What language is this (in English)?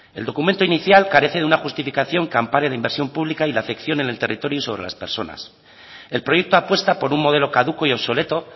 Spanish